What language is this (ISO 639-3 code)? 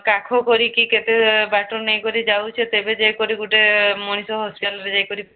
ori